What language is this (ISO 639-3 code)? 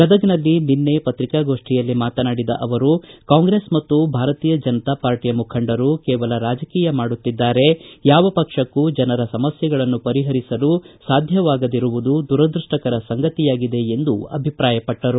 kan